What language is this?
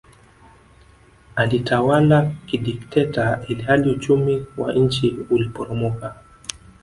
Swahili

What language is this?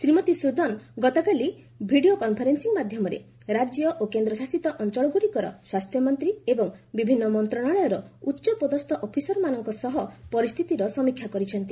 Odia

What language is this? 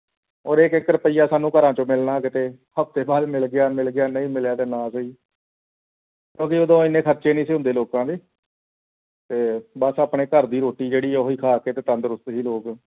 Punjabi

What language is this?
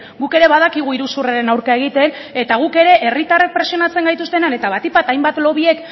Basque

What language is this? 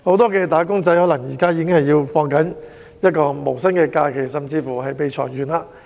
Cantonese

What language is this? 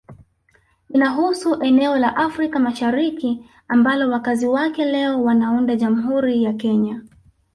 Swahili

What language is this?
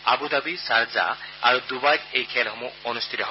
Assamese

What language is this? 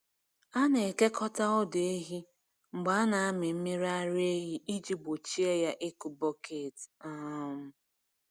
Igbo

